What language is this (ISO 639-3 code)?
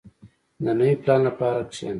pus